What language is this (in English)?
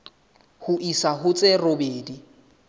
Southern Sotho